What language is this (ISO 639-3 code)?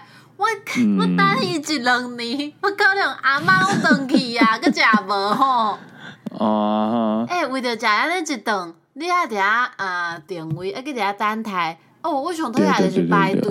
zho